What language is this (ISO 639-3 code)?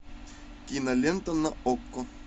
rus